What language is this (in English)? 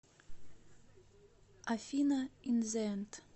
Russian